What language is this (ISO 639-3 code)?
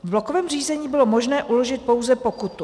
ces